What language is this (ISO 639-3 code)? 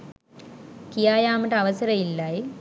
sin